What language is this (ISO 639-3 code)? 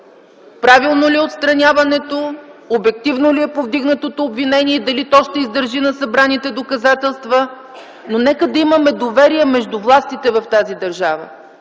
bul